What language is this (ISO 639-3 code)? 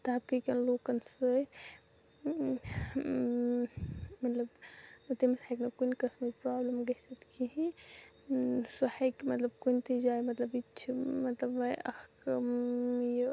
kas